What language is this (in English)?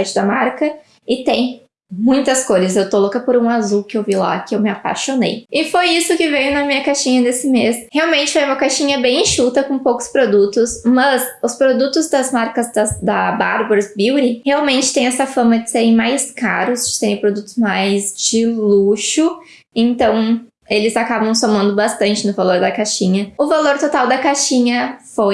Portuguese